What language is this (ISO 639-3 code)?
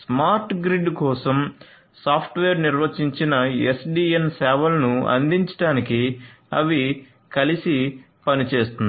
tel